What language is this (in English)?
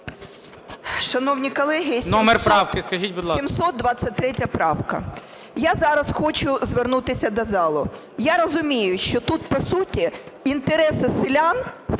Ukrainian